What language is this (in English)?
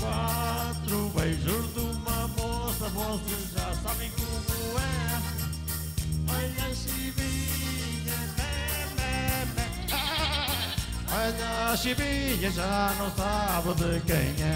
Romanian